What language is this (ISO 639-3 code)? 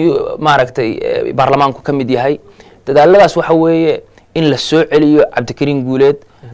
ara